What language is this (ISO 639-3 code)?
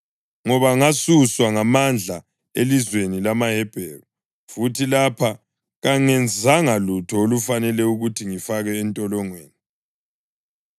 nde